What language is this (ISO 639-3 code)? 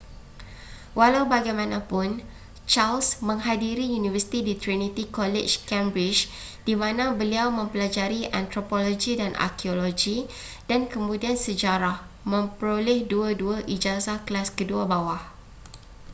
msa